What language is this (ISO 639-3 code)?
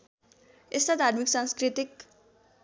nep